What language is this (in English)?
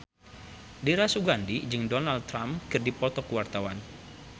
Sundanese